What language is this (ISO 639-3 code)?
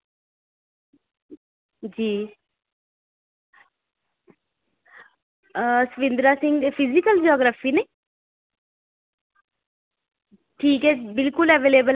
doi